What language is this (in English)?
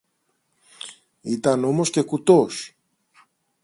Greek